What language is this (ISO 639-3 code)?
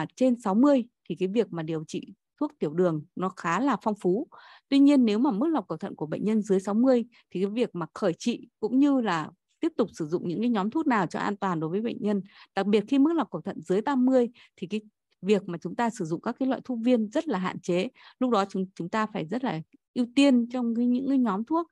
vie